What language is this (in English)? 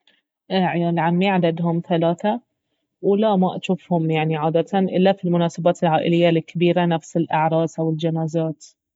Baharna Arabic